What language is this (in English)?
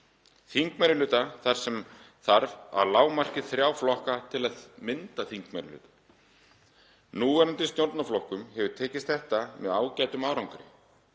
Icelandic